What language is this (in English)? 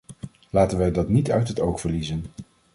Dutch